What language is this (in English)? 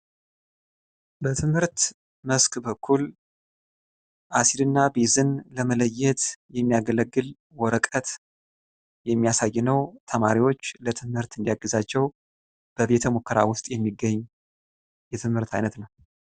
Amharic